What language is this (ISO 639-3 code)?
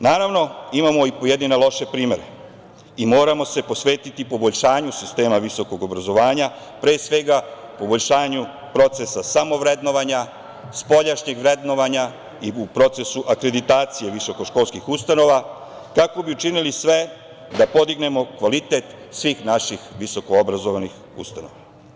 srp